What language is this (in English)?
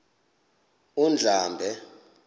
Xhosa